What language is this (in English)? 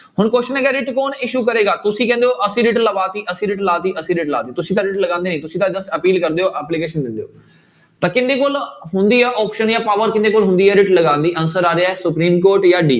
Punjabi